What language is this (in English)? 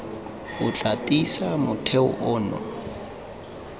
Tswana